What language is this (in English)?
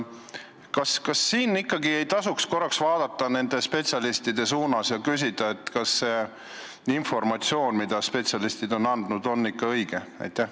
Estonian